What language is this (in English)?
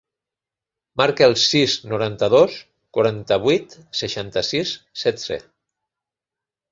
Catalan